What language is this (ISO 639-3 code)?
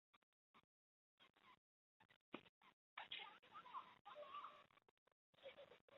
zho